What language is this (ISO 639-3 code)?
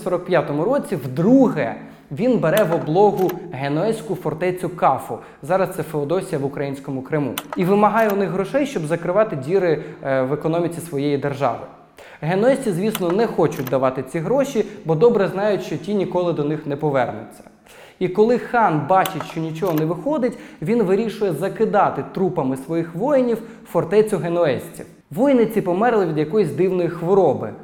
ukr